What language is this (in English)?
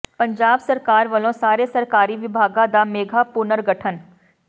Punjabi